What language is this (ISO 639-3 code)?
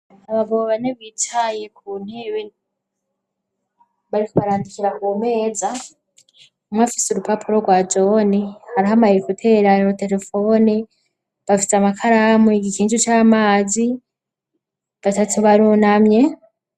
run